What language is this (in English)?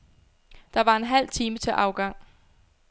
Danish